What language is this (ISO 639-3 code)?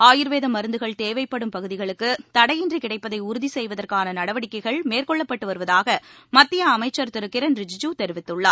tam